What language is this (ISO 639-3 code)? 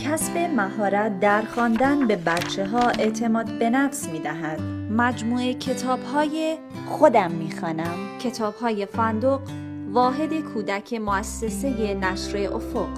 fas